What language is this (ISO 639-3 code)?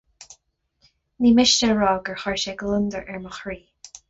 gle